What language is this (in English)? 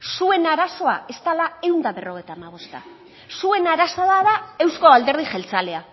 Basque